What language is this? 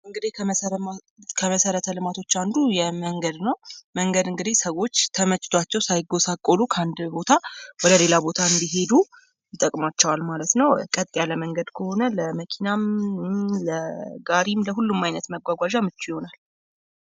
Amharic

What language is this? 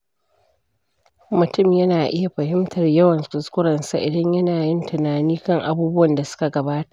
Hausa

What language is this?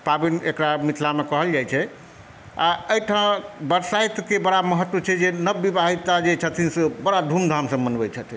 Maithili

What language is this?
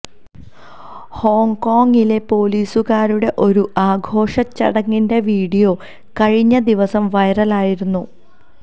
Malayalam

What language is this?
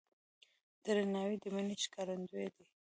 Pashto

